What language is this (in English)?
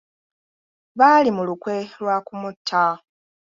Ganda